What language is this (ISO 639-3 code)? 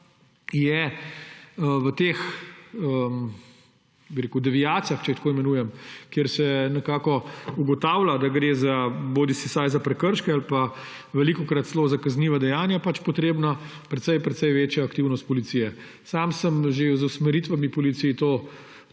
slv